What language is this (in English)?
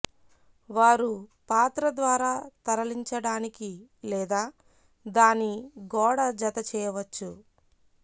Telugu